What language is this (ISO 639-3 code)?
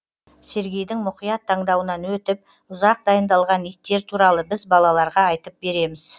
kaz